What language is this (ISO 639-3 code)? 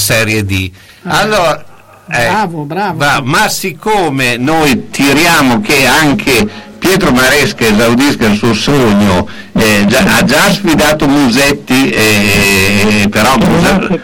ita